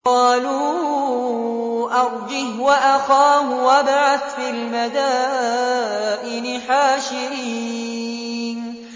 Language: Arabic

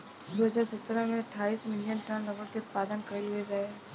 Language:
Bhojpuri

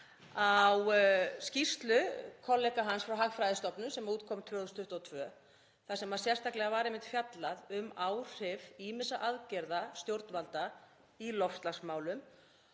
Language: Icelandic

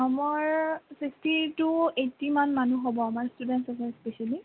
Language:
Assamese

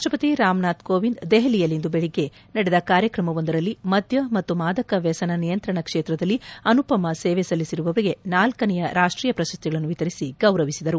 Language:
Kannada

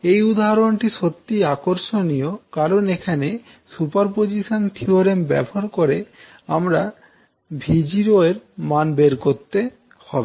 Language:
Bangla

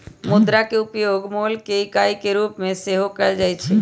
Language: Magahi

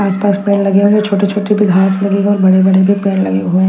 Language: Hindi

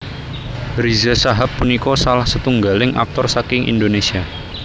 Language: Javanese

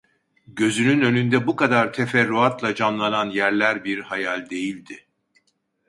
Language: Turkish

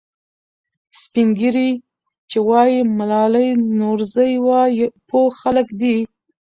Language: Pashto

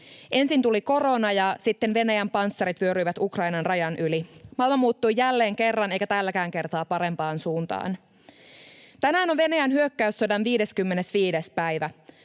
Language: Finnish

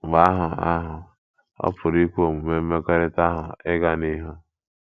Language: Igbo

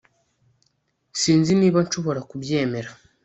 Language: Kinyarwanda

